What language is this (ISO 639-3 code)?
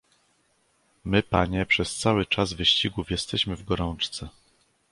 pol